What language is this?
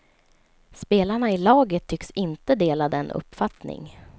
Swedish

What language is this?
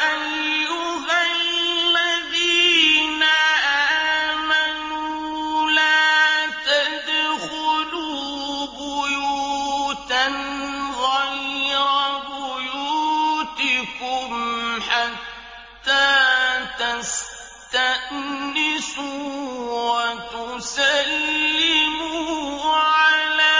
Arabic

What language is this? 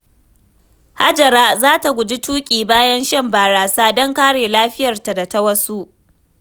Hausa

